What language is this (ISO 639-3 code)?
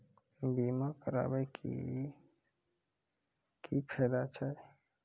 mai